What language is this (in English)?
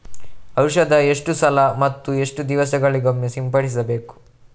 Kannada